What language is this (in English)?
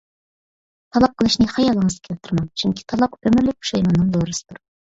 Uyghur